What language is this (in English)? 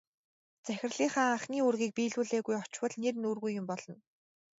Mongolian